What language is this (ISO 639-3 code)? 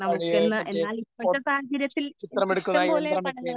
mal